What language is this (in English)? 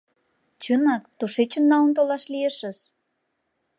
Mari